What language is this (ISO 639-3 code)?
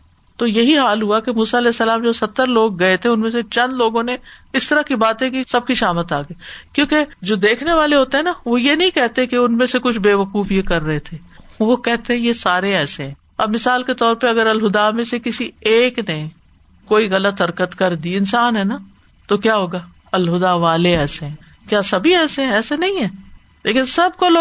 urd